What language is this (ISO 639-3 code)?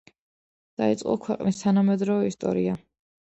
kat